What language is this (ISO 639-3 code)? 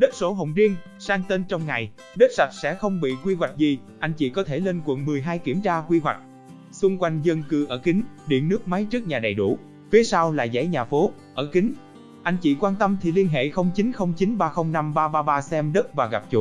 vie